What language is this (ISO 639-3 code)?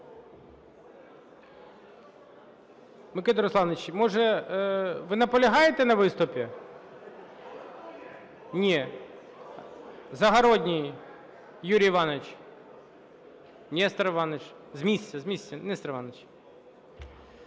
ukr